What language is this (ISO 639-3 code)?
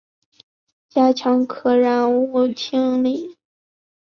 zho